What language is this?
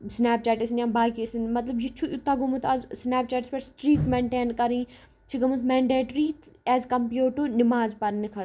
Kashmiri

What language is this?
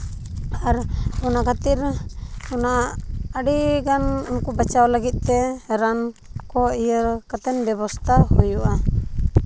Santali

